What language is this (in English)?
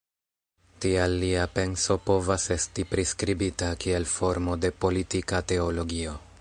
Esperanto